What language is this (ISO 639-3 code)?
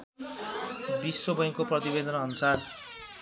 nep